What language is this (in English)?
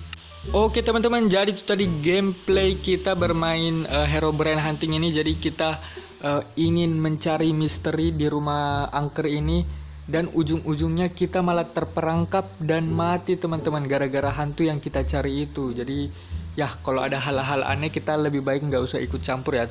Indonesian